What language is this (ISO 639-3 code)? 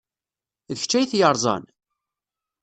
kab